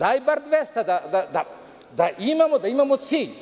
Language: Serbian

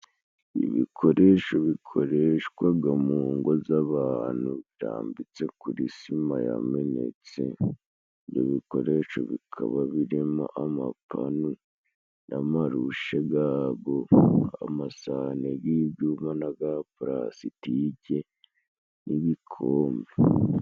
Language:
Kinyarwanda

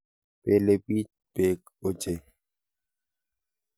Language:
Kalenjin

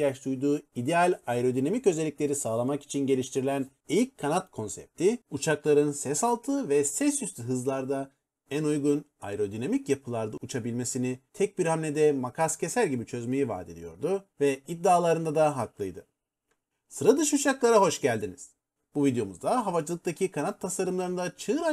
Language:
Turkish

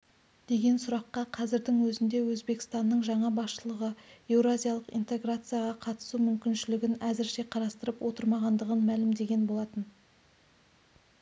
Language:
Kazakh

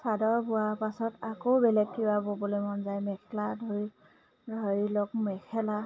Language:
Assamese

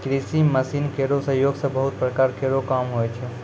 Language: Maithili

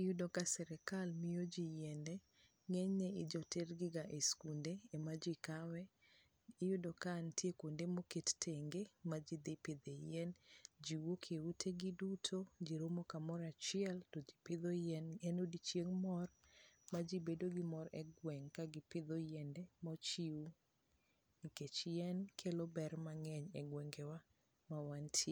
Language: Luo (Kenya and Tanzania)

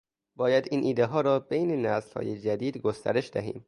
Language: Persian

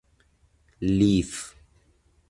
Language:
Persian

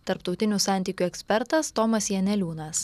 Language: Lithuanian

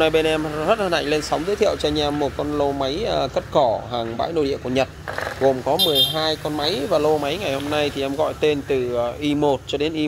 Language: Vietnamese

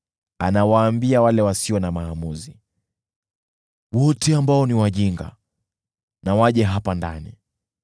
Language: Swahili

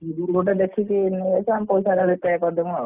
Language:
Odia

